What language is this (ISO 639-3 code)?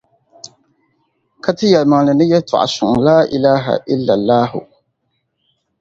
dag